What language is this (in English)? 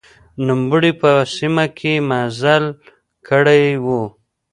Pashto